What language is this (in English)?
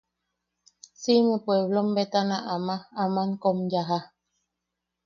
Yaqui